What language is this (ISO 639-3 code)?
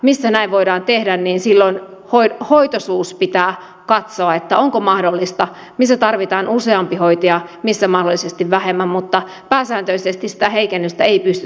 fin